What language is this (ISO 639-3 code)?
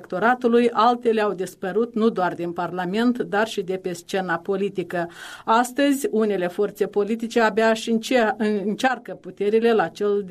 ron